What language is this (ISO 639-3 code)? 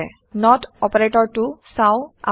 asm